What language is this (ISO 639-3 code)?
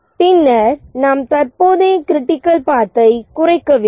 tam